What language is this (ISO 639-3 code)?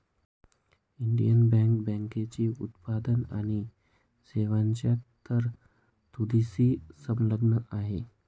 mar